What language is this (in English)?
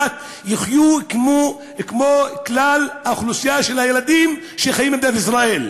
Hebrew